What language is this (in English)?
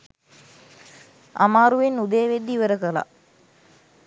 Sinhala